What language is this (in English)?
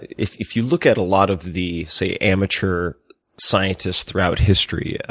English